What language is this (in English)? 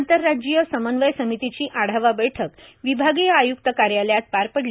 Marathi